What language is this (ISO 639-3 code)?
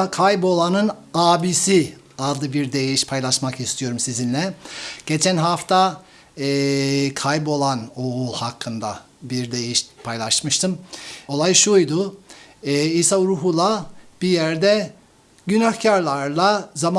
tur